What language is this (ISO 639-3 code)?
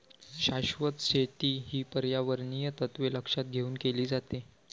mar